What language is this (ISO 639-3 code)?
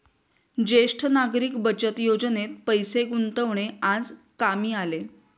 mar